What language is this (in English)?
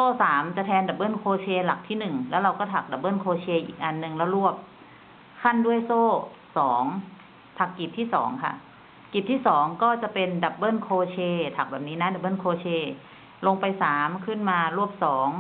Thai